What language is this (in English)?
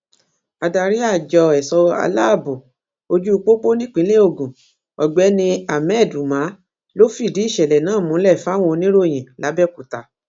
Yoruba